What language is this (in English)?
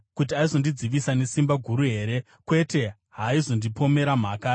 Shona